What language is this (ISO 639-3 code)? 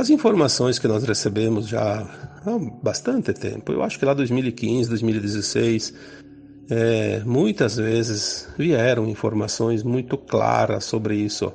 por